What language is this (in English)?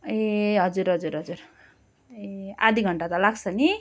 Nepali